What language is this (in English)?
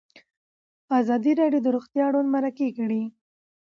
Pashto